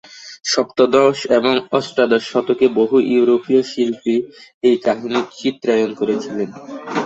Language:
Bangla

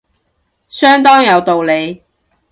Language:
Cantonese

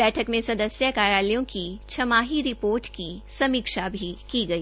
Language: Hindi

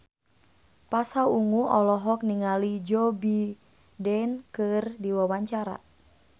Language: Sundanese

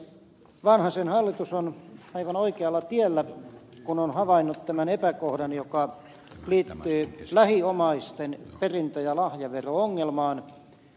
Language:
Finnish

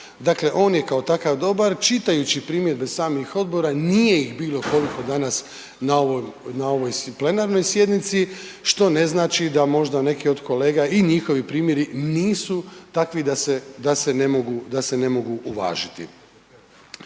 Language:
Croatian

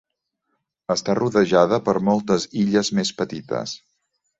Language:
Catalan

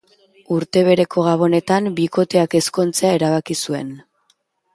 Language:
Basque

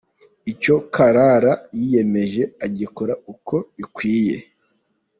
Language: Kinyarwanda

